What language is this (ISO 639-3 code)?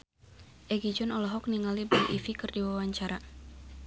sun